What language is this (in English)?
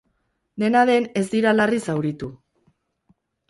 Basque